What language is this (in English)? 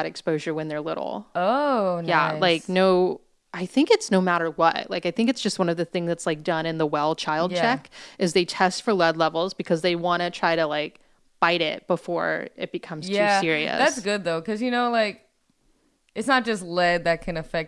English